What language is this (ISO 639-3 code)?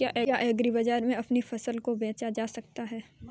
hin